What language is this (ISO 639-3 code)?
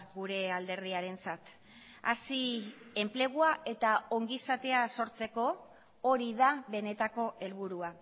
eus